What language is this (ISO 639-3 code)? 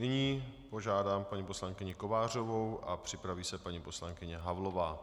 ces